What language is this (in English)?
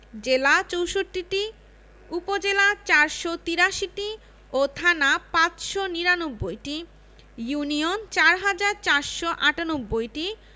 Bangla